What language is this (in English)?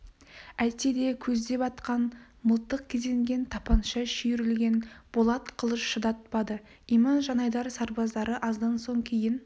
Kazakh